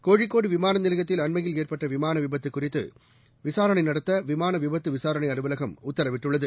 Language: Tamil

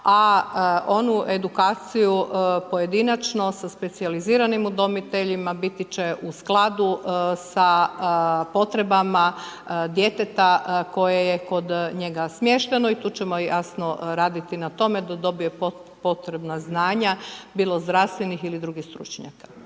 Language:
Croatian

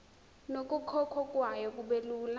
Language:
Zulu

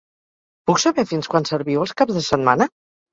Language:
Catalan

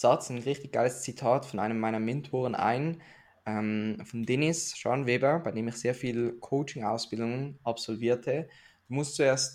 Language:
German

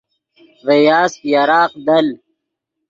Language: Yidgha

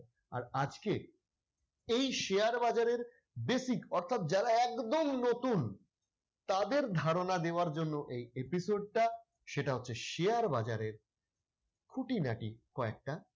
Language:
Bangla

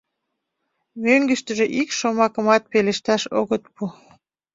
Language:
Mari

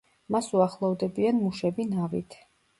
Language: Georgian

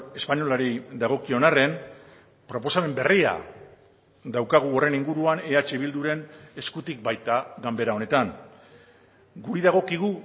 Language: Basque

